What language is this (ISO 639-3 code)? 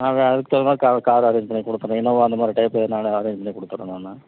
tam